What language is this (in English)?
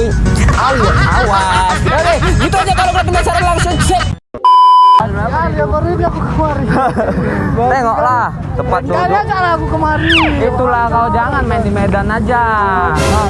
Indonesian